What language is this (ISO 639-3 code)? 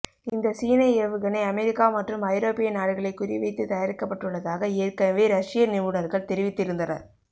tam